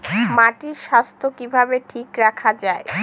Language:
Bangla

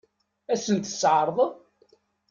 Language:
Kabyle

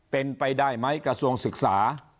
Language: Thai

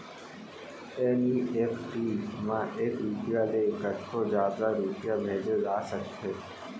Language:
Chhattisgarhi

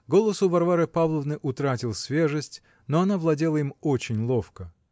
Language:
Russian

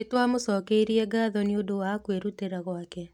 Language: Kikuyu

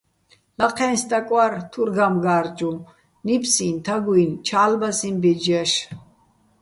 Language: Bats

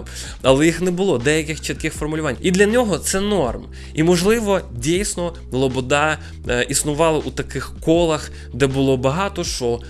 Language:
Ukrainian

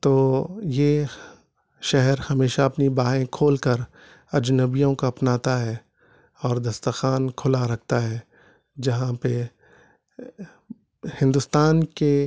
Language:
Urdu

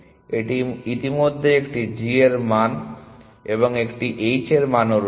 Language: Bangla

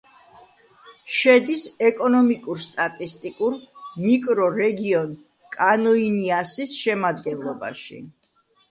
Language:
Georgian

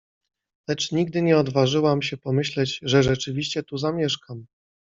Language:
Polish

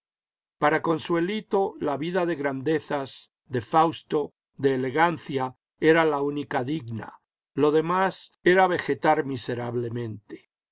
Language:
Spanish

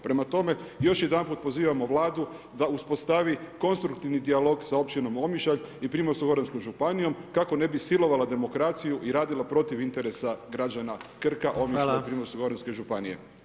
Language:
Croatian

